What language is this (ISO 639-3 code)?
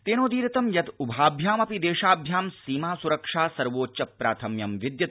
san